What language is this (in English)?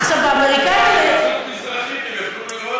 Hebrew